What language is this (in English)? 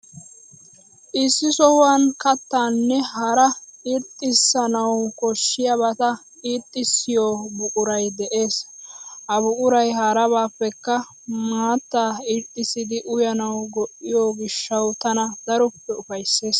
Wolaytta